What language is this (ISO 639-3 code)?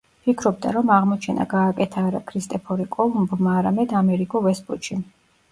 kat